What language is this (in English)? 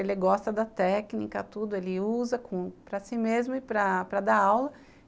Portuguese